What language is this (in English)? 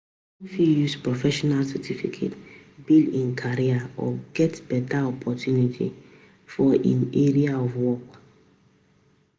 Nigerian Pidgin